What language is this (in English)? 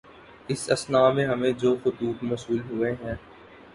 Urdu